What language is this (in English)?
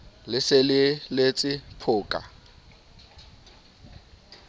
Southern Sotho